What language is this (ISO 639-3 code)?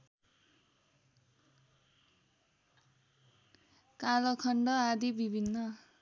nep